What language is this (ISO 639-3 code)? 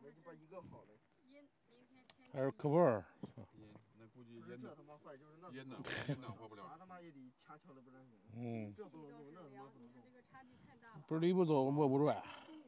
zho